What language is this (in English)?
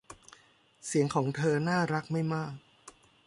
Thai